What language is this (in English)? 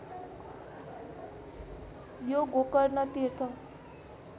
Nepali